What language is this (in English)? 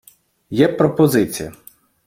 Ukrainian